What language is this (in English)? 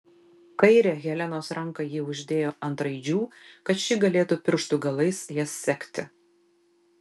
Lithuanian